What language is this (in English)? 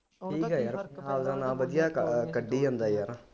Punjabi